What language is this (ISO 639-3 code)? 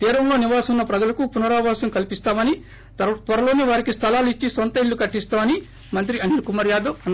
tel